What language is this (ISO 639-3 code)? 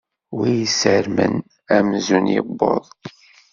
kab